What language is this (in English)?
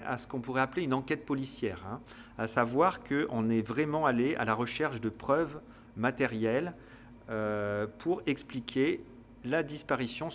French